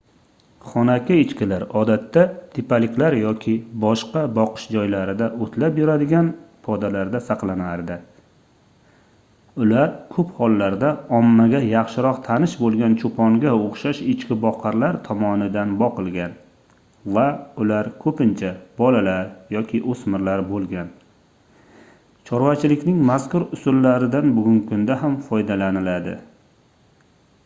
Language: Uzbek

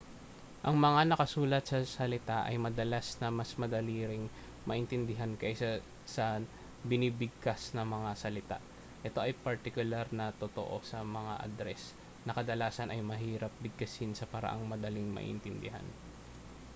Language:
Filipino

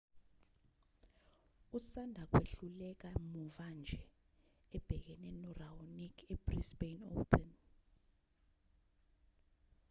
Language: Zulu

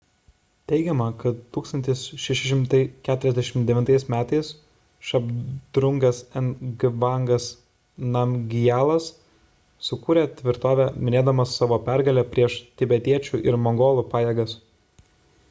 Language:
Lithuanian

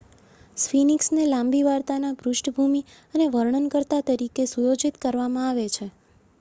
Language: Gujarati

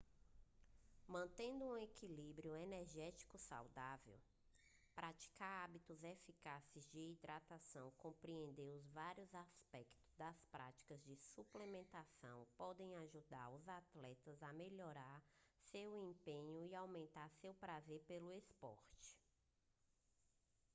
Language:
Portuguese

